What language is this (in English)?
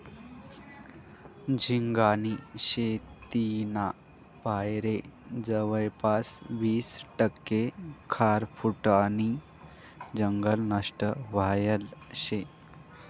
Marathi